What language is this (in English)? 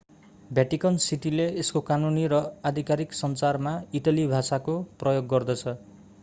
Nepali